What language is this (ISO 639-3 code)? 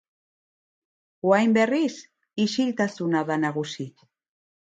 eus